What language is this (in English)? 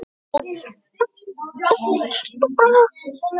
Icelandic